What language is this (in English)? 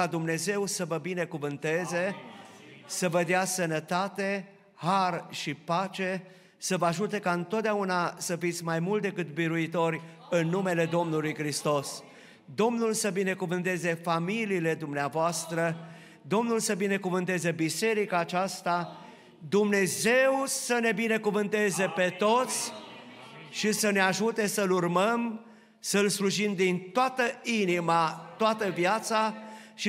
Romanian